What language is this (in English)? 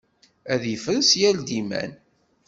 Kabyle